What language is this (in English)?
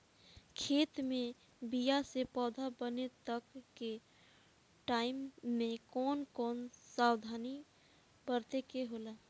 Bhojpuri